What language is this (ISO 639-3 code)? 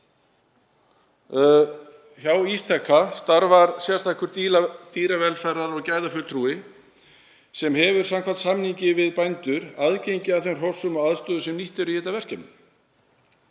isl